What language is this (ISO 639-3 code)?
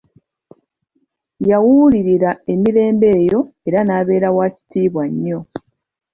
lug